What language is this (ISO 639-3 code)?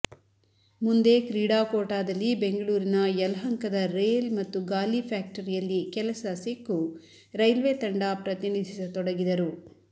kan